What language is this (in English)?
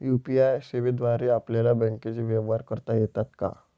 Marathi